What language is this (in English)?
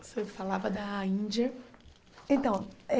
Portuguese